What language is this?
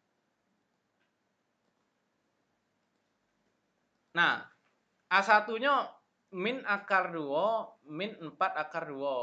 Indonesian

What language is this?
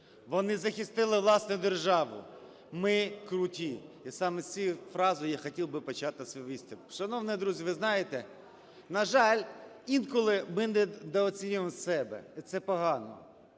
Ukrainian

